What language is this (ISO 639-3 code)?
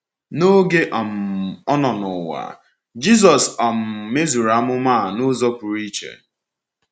ibo